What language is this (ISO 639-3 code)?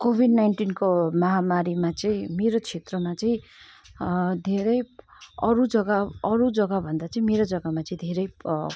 nep